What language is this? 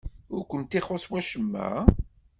Kabyle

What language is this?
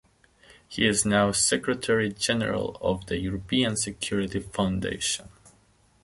English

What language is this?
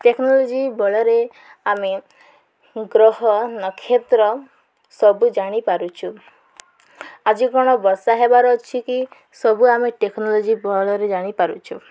Odia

